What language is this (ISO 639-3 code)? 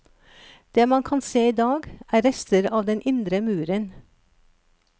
nor